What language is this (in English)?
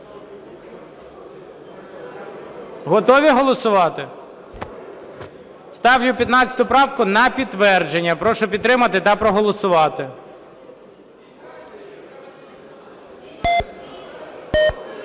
Ukrainian